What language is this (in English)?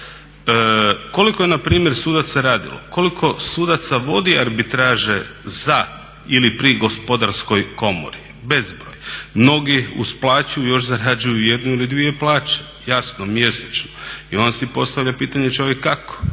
Croatian